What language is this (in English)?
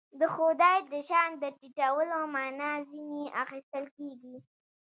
Pashto